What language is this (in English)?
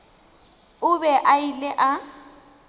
Northern Sotho